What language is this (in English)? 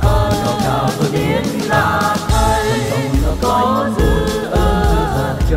Thai